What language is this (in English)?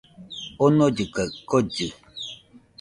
Nüpode Huitoto